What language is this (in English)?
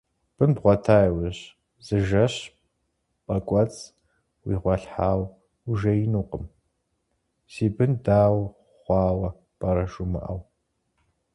Kabardian